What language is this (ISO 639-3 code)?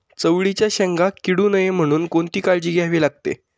mar